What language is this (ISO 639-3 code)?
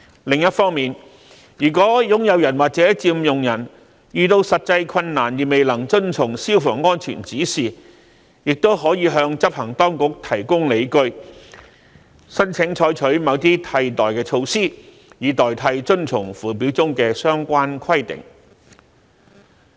yue